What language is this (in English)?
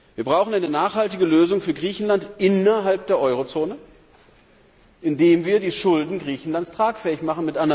German